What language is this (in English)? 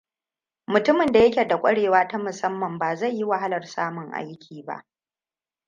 Hausa